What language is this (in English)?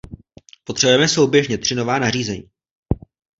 Czech